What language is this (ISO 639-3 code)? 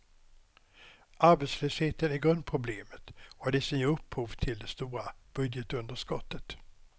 swe